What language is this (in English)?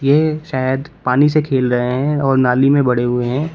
Hindi